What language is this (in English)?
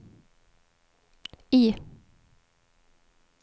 Swedish